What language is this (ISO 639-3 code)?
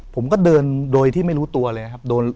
tha